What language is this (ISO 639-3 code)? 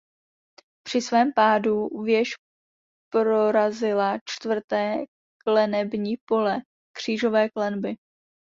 ces